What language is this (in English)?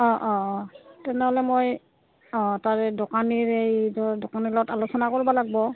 Assamese